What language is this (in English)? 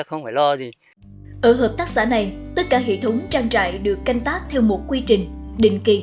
Vietnamese